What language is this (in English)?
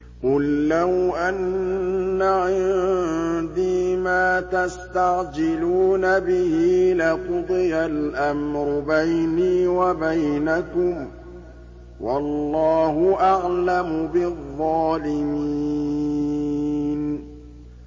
Arabic